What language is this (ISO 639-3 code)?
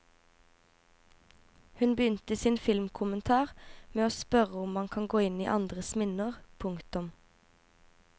nor